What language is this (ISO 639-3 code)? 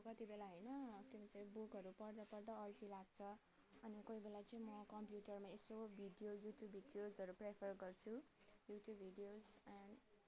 nep